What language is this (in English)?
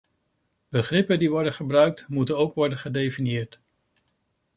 Dutch